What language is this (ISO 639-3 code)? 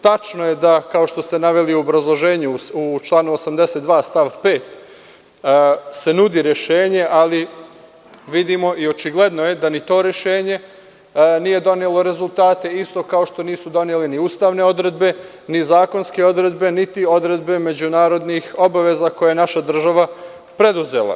srp